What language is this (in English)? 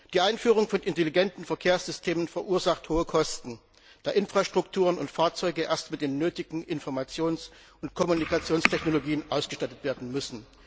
German